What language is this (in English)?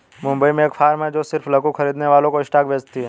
Hindi